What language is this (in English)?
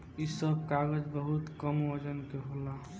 Bhojpuri